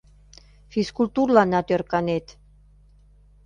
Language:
Mari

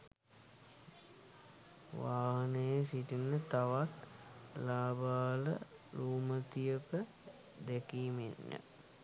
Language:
Sinhala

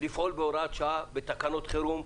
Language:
Hebrew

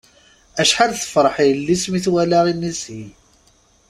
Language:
Kabyle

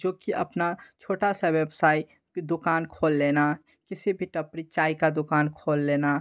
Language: Hindi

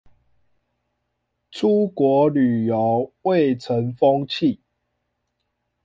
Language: Chinese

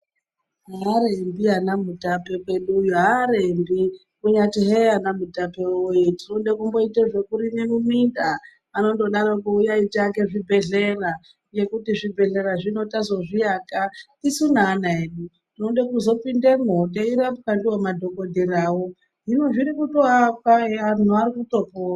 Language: Ndau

